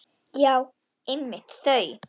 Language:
Icelandic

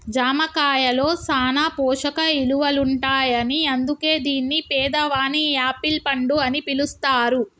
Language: Telugu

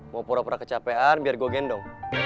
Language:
Indonesian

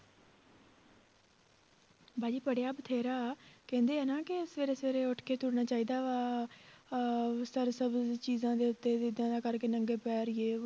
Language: Punjabi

